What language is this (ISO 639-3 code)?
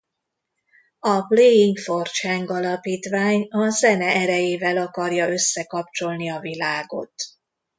hun